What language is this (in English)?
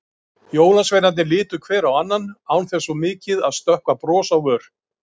Icelandic